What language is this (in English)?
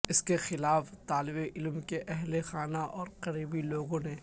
Urdu